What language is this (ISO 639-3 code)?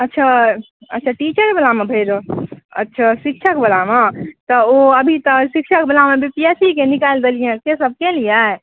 mai